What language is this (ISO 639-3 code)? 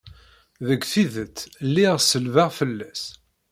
kab